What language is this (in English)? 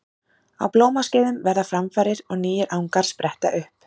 Icelandic